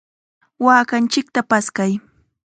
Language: Chiquián Ancash Quechua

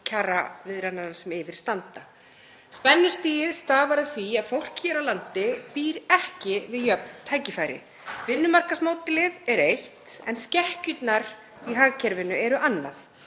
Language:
Icelandic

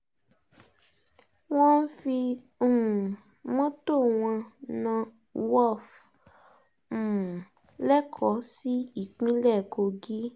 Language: Yoruba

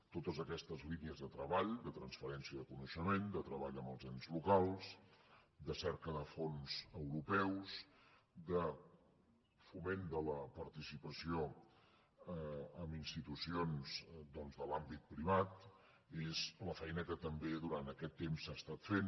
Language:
Catalan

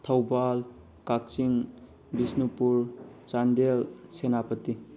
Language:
Manipuri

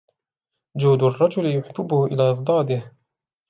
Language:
Arabic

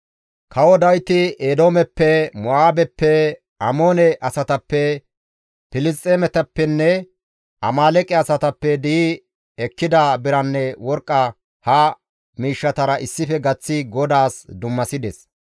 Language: Gamo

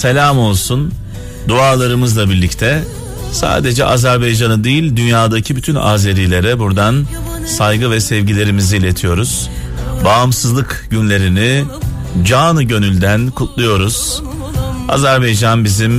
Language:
Turkish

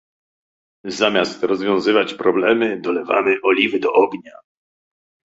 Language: Polish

